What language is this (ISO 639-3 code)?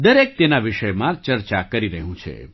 guj